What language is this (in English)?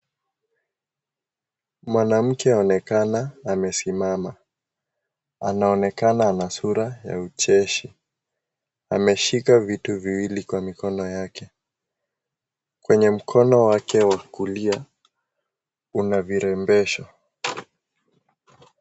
Swahili